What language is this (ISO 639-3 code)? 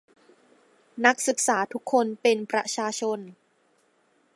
tha